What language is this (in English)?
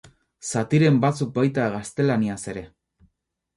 Basque